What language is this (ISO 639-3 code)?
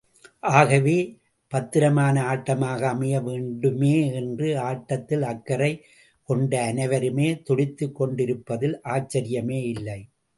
tam